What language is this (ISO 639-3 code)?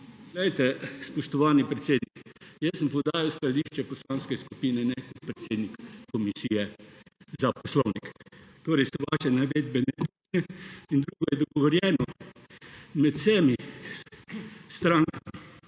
slv